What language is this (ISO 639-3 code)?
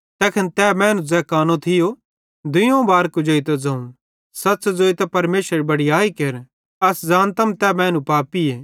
bhd